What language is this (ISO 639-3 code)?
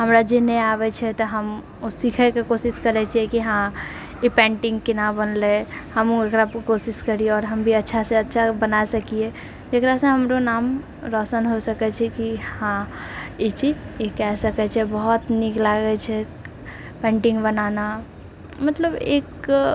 mai